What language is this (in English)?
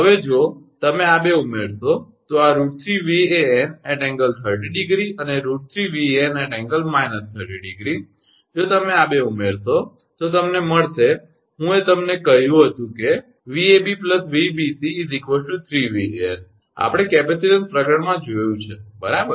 Gujarati